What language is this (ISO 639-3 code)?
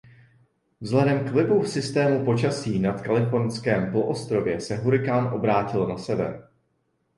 ces